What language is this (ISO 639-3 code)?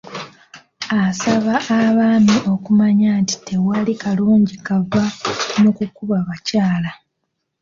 lug